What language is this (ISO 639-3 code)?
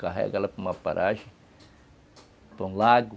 por